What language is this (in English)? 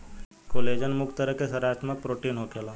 Bhojpuri